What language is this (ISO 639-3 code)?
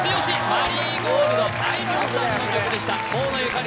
jpn